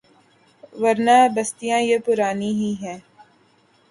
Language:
Urdu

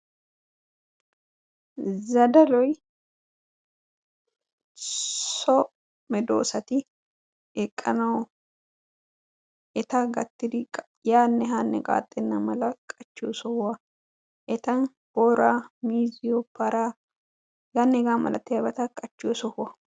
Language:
Wolaytta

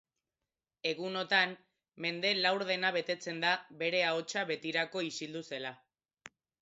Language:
Basque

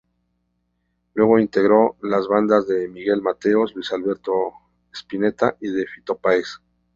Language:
Spanish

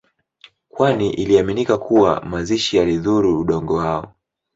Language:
Swahili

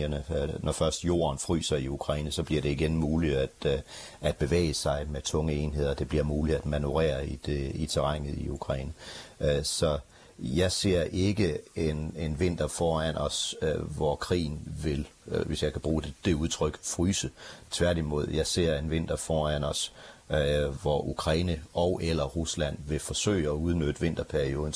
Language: Danish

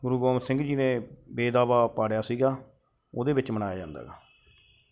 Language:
Punjabi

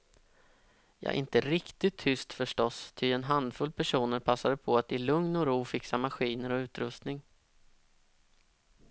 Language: Swedish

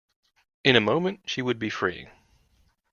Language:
English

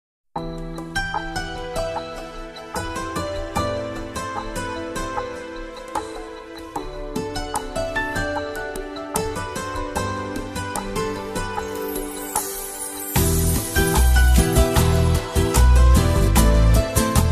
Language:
Russian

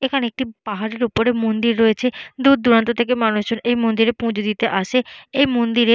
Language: Bangla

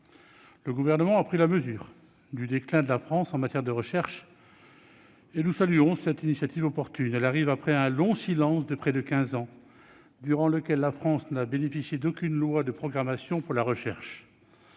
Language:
French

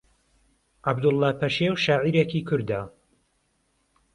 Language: Central Kurdish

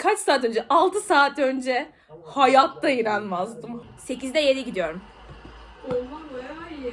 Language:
Turkish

